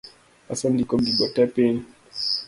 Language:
Luo (Kenya and Tanzania)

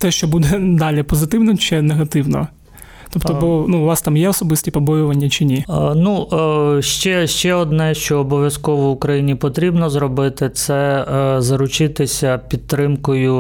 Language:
Ukrainian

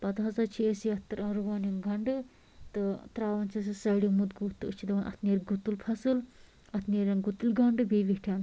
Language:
Kashmiri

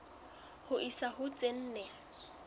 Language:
Southern Sotho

